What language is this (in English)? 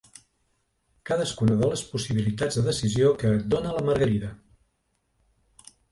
Catalan